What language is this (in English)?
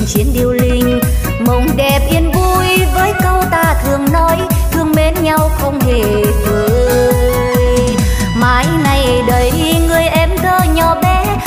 Vietnamese